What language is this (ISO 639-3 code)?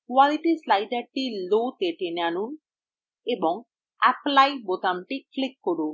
ben